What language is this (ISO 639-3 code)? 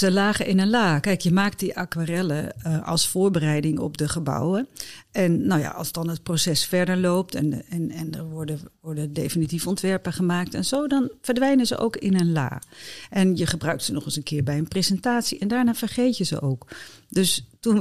nld